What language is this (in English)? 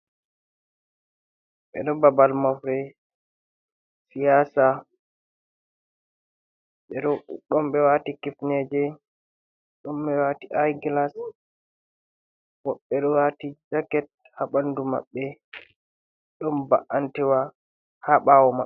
Fula